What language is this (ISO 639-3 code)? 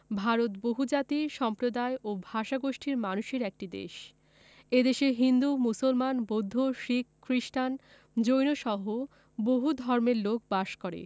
ben